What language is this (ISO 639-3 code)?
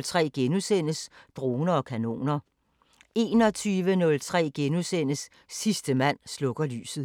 dan